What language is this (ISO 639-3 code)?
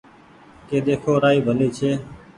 gig